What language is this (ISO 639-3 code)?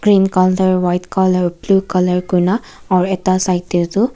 nag